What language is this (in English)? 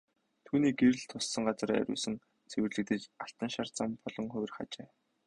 Mongolian